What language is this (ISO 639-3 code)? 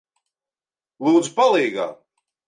lav